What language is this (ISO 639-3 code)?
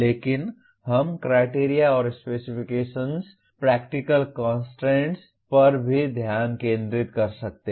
hin